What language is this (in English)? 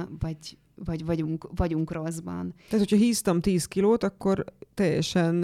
Hungarian